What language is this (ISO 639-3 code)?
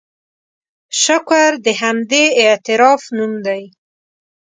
pus